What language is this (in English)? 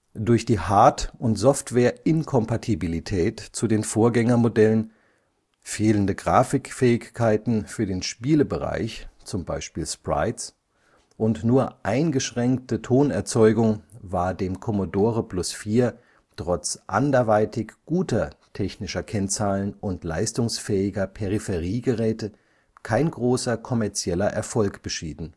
German